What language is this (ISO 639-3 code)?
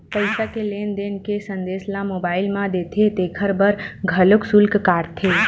hne